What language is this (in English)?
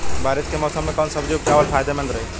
Bhojpuri